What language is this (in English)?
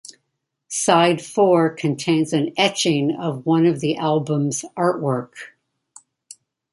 English